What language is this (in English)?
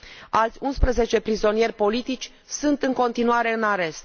Romanian